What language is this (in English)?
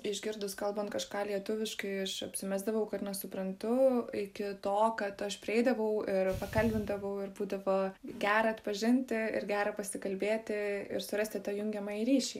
Lithuanian